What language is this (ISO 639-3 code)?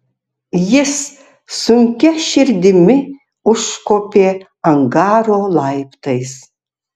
lit